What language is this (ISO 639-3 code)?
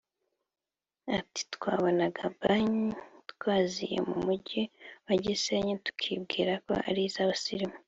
kin